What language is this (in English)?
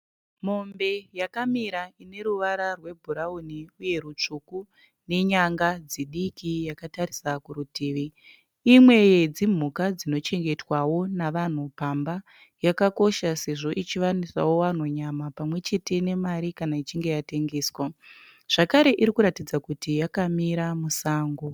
Shona